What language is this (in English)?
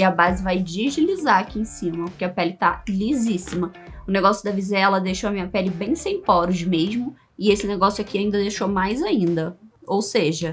Portuguese